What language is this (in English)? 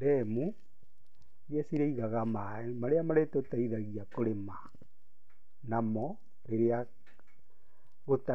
Kikuyu